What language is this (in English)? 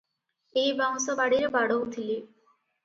Odia